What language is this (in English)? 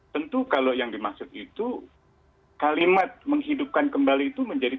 Indonesian